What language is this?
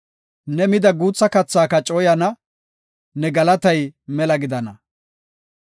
Gofa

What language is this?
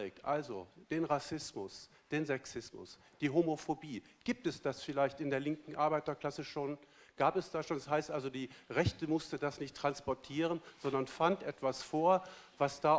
German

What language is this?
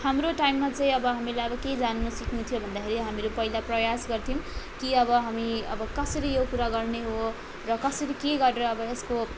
Nepali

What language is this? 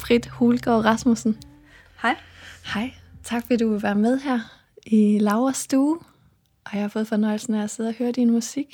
Danish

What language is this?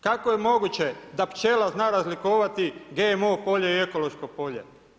Croatian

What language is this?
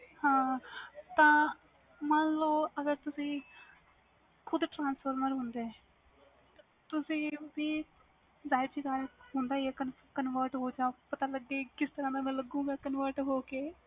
Punjabi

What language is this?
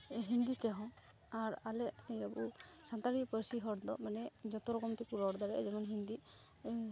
Santali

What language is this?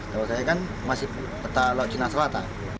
Indonesian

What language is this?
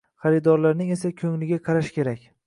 Uzbek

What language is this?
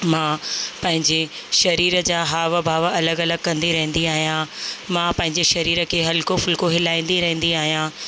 Sindhi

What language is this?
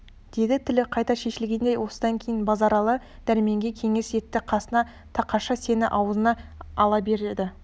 Kazakh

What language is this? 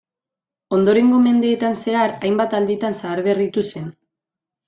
Basque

